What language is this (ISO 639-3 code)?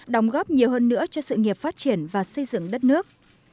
vie